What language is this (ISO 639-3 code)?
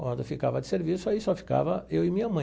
por